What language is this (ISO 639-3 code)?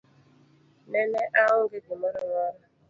luo